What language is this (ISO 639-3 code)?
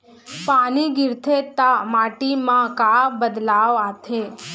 hne